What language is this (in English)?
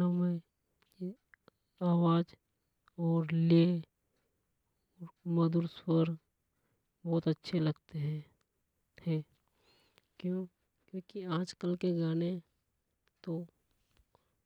Hadothi